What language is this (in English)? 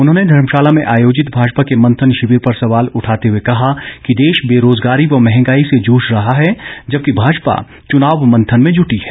Hindi